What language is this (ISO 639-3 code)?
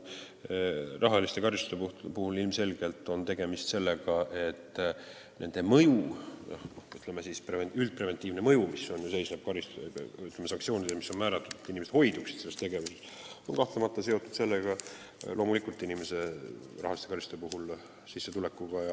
est